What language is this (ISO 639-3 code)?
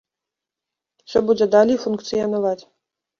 bel